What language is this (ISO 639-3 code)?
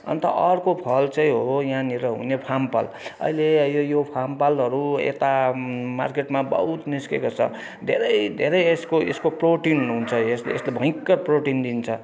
nep